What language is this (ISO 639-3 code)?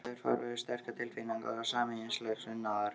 isl